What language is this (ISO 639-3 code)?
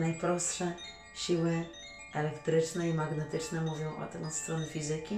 pol